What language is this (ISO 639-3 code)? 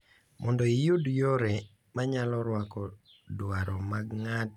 luo